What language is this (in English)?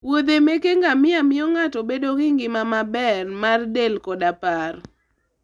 Luo (Kenya and Tanzania)